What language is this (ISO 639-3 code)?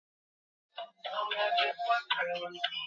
swa